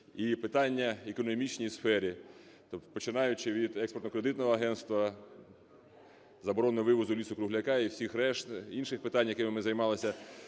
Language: Ukrainian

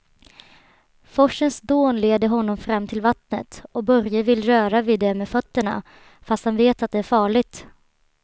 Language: Swedish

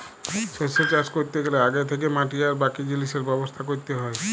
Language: Bangla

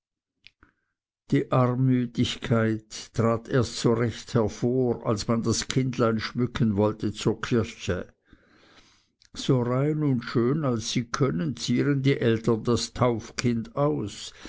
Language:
German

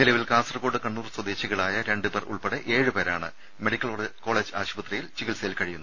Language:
Malayalam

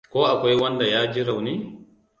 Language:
Hausa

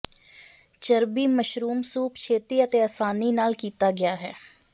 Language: Punjabi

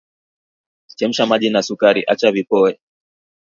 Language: Swahili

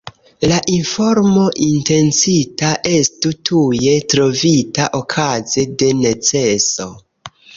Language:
Esperanto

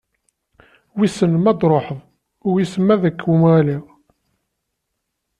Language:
Kabyle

